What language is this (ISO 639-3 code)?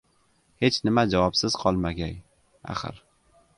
uzb